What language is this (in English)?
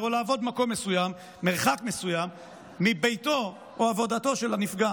Hebrew